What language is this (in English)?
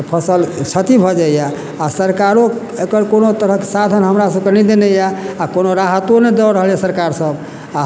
Maithili